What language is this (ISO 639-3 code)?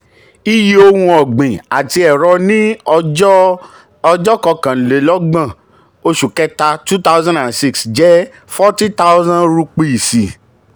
yor